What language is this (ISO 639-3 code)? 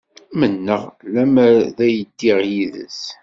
kab